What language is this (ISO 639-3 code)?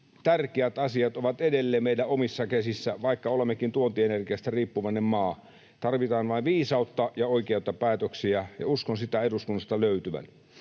fin